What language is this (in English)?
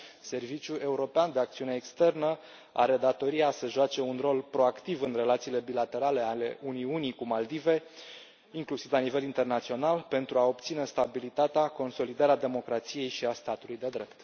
Romanian